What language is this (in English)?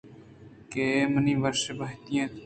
Eastern Balochi